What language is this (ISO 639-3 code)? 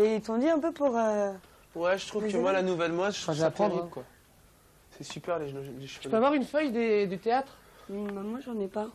fra